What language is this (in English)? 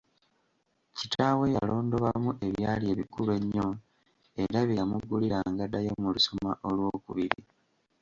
Ganda